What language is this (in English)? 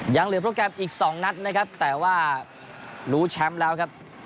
Thai